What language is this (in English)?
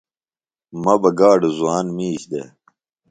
Phalura